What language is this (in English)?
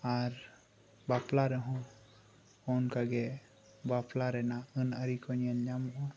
Santali